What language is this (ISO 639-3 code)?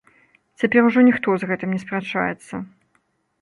bel